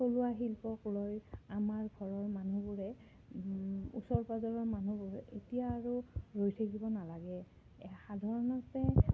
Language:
Assamese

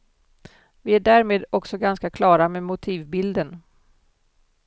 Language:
Swedish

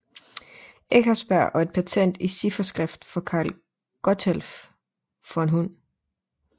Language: Danish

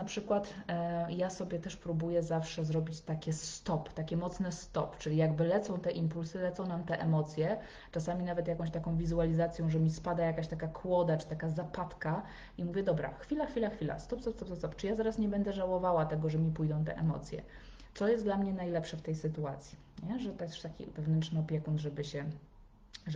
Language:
Polish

